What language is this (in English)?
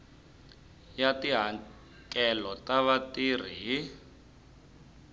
Tsonga